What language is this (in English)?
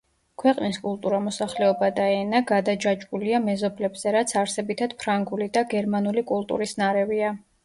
Georgian